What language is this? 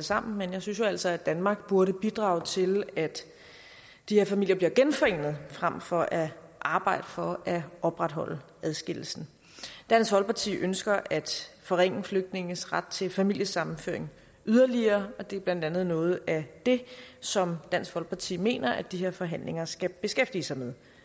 Danish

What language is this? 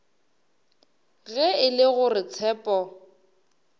Northern Sotho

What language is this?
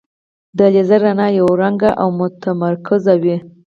Pashto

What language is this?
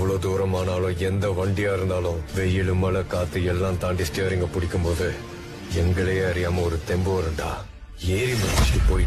Tamil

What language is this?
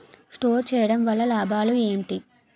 Telugu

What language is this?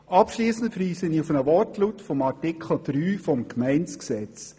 Swiss German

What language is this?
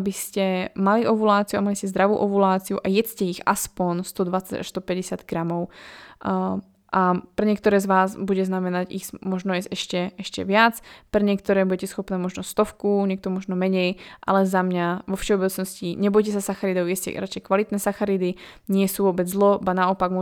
Slovak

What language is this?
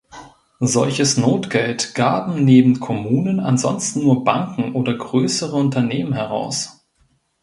German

